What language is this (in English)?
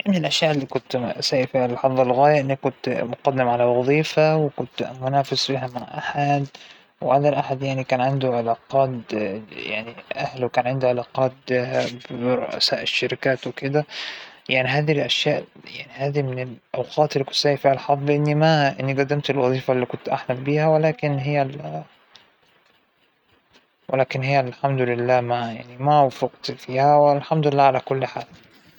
Hijazi Arabic